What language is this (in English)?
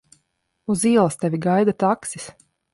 Latvian